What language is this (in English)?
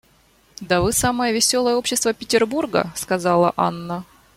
Russian